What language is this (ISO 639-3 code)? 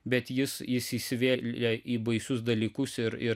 lit